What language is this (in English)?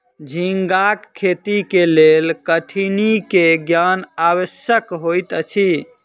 Maithili